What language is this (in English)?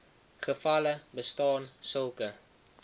Afrikaans